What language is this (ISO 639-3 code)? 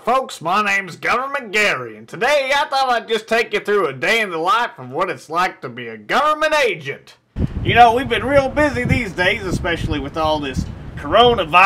eng